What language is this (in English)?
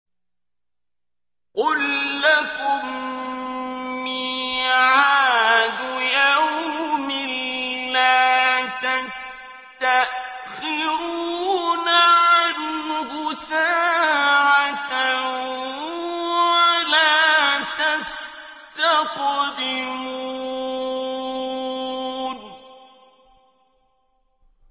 Arabic